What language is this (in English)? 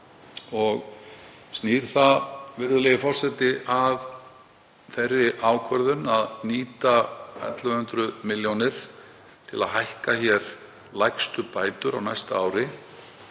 Icelandic